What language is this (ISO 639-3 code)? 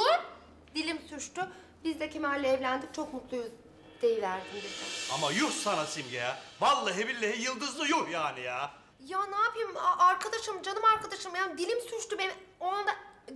tur